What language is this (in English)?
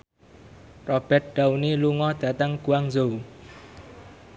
Javanese